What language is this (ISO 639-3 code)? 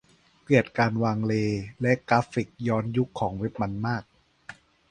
tha